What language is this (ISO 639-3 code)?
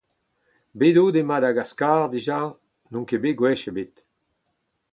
bre